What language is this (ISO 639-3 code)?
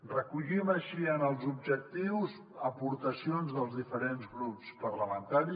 cat